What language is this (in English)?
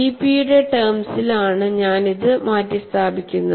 Malayalam